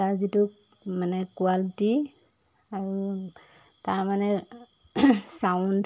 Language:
Assamese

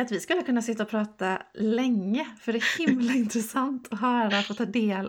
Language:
Swedish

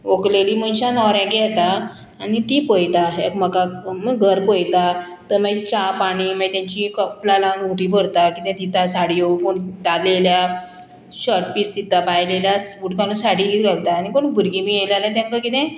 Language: Konkani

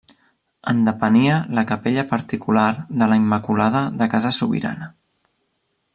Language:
Catalan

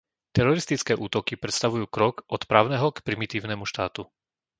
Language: Slovak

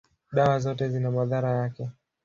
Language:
Swahili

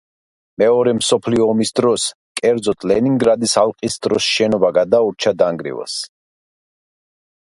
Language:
Georgian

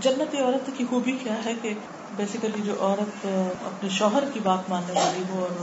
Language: Urdu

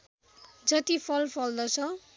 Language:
Nepali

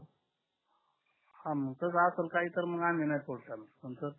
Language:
Marathi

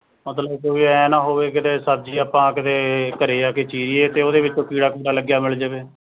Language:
Punjabi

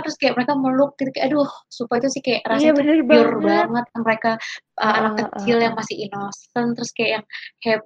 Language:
Indonesian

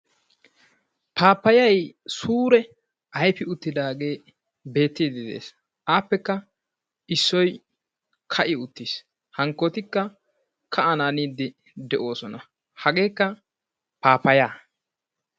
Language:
Wolaytta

